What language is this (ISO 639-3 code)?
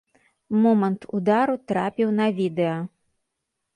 bel